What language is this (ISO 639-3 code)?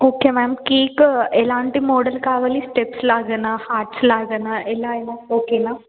tel